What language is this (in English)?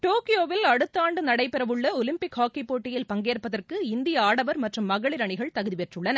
Tamil